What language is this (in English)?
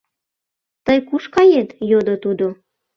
Mari